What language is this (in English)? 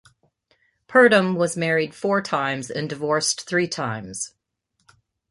English